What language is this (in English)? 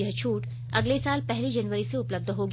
Hindi